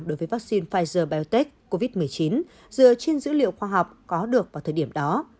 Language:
Vietnamese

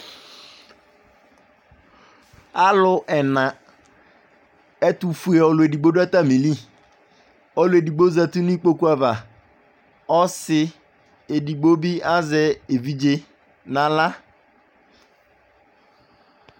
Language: Ikposo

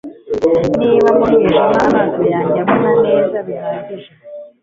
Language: Kinyarwanda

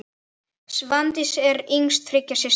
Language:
Icelandic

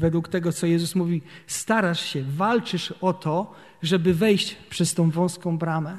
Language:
Polish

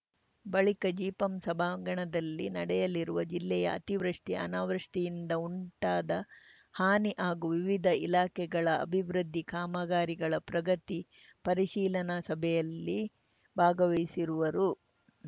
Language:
Kannada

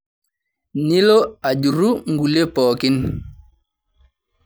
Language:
Masai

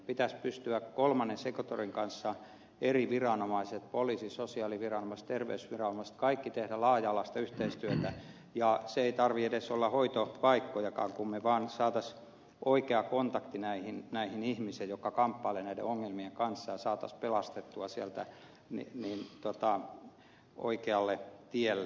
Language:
Finnish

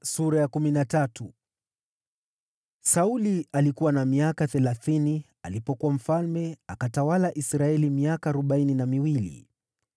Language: Swahili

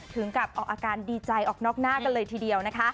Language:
Thai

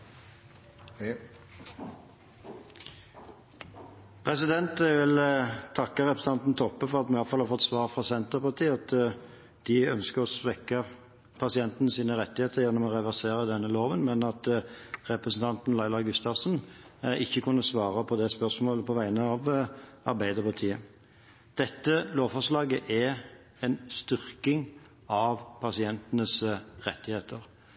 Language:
Norwegian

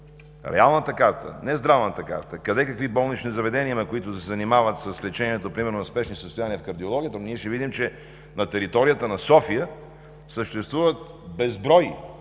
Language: Bulgarian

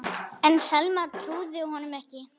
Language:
Icelandic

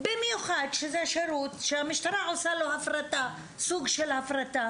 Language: Hebrew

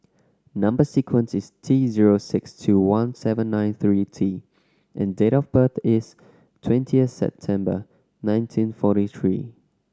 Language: English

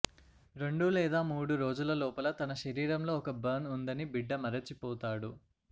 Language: Telugu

